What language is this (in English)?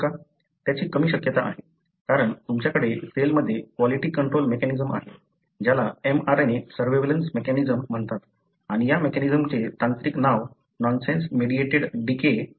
Marathi